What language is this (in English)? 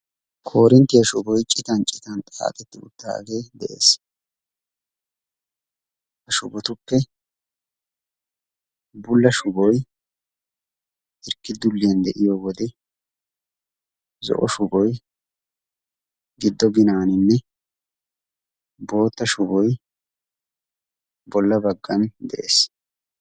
Wolaytta